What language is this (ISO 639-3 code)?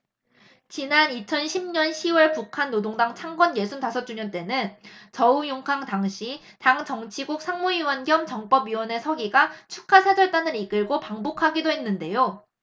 kor